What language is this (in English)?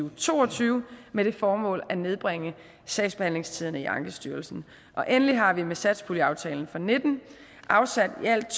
Danish